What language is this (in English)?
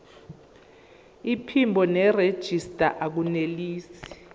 Zulu